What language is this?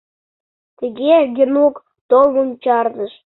Mari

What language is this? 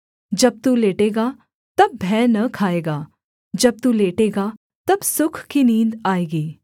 Hindi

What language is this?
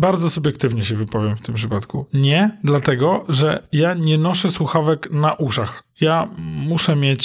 Polish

